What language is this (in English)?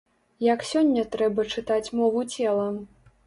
Belarusian